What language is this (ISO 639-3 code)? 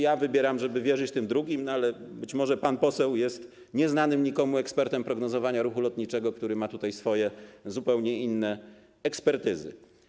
pol